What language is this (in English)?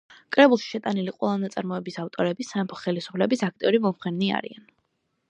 Georgian